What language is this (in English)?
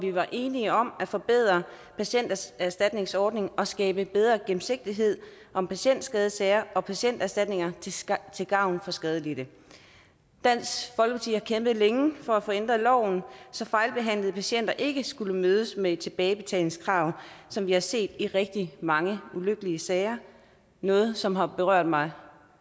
Danish